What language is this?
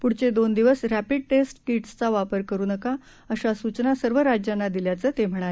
Marathi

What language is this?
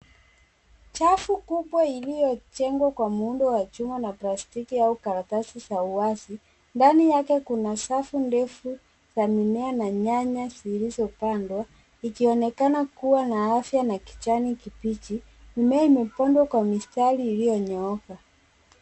Swahili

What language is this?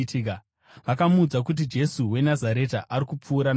Shona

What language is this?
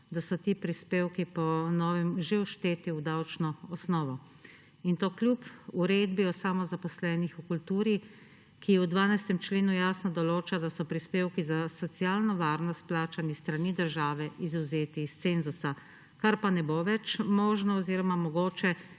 Slovenian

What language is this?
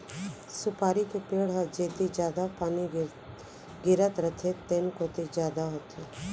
Chhattisgarhi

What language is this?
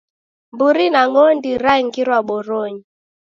Taita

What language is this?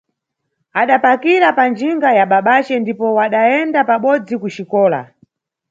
Nyungwe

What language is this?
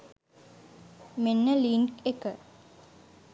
Sinhala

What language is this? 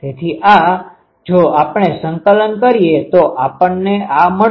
Gujarati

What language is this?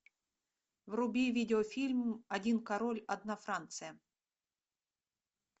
Russian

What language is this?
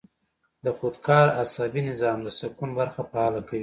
Pashto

